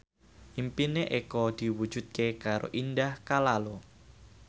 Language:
Javanese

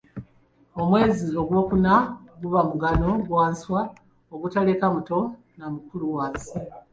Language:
Ganda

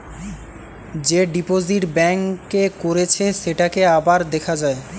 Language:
Bangla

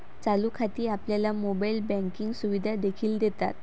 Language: Marathi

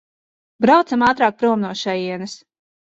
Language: Latvian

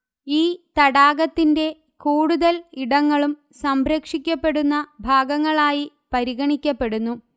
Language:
Malayalam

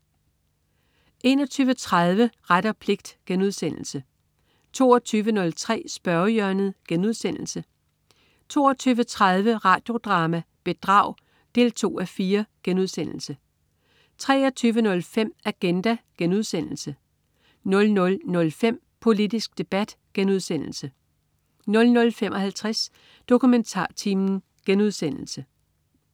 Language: Danish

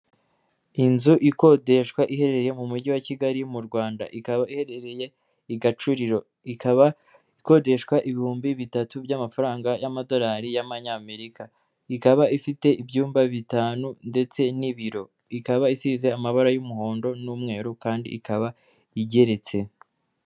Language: Kinyarwanda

